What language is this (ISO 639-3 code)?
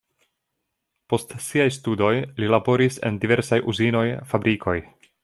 epo